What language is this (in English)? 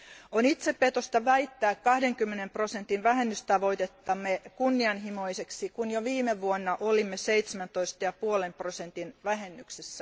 Finnish